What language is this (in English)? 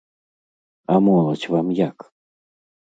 Belarusian